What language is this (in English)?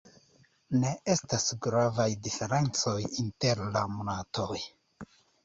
Esperanto